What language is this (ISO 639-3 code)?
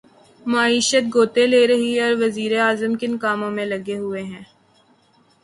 urd